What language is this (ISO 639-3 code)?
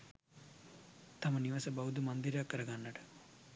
sin